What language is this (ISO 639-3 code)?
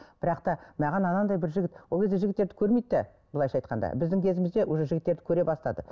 kaz